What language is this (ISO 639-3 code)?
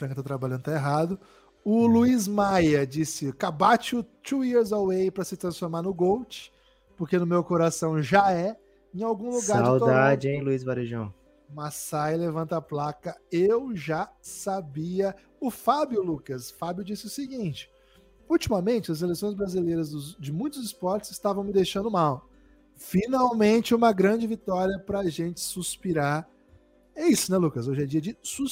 por